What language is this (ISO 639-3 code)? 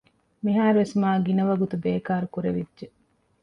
div